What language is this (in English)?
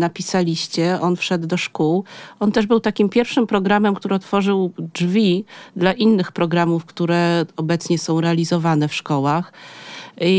Polish